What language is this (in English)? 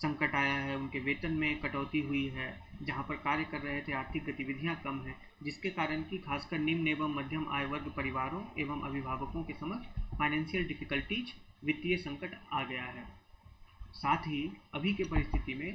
Hindi